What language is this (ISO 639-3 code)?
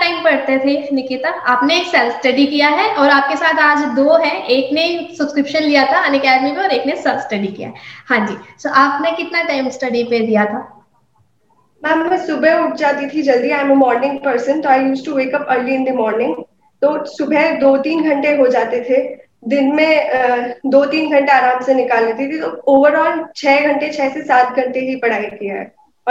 hin